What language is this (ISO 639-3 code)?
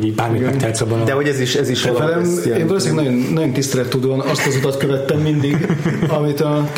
hun